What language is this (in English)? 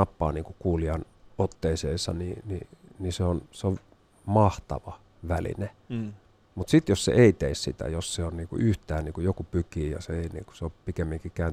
Finnish